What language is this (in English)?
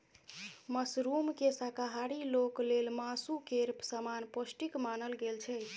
Maithili